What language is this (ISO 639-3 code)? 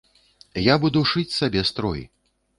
bel